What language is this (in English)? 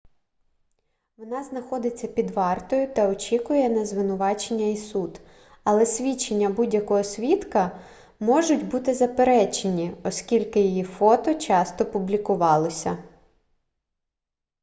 Ukrainian